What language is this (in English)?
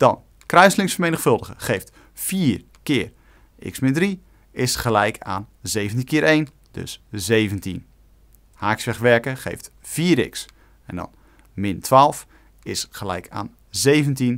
Dutch